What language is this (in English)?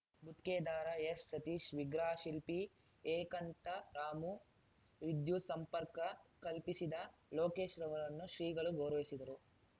Kannada